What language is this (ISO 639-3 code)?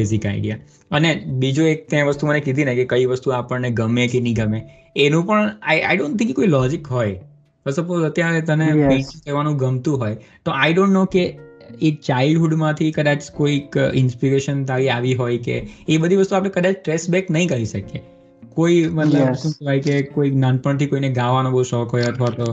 guj